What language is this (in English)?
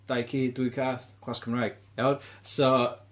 Welsh